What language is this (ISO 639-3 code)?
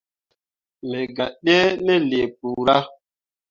mua